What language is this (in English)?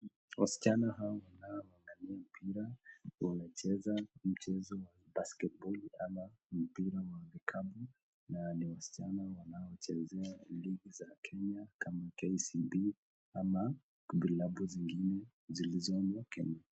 Swahili